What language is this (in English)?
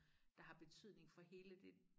Danish